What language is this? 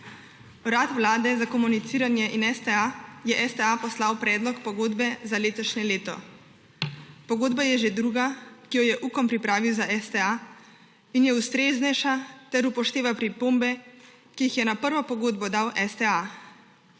Slovenian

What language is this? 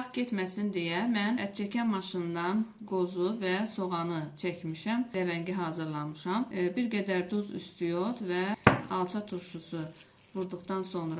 Turkish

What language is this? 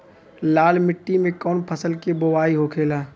Bhojpuri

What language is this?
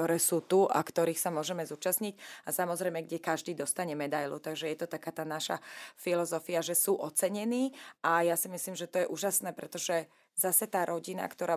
Slovak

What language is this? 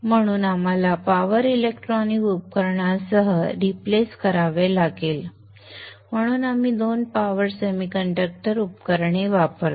Marathi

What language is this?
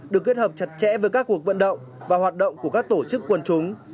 Vietnamese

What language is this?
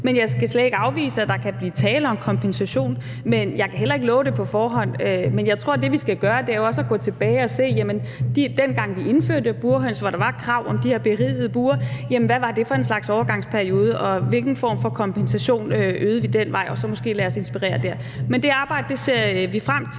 Danish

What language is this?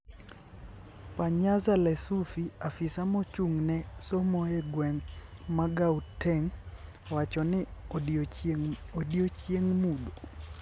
Luo (Kenya and Tanzania)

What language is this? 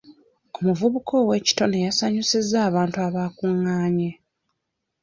Ganda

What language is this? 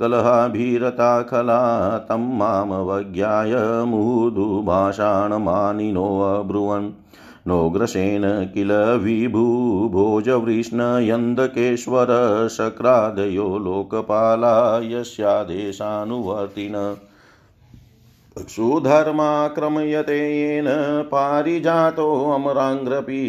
Hindi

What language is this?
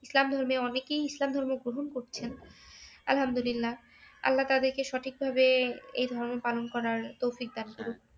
Bangla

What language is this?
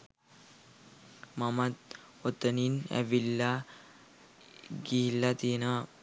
Sinhala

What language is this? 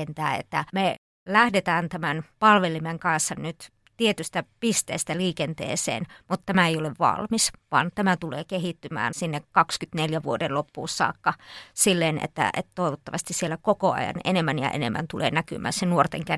Finnish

